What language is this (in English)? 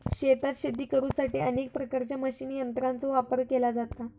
Marathi